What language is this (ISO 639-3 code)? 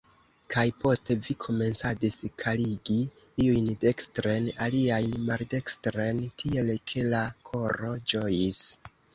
epo